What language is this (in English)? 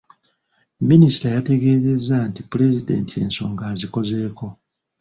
Ganda